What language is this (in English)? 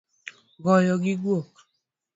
Luo (Kenya and Tanzania)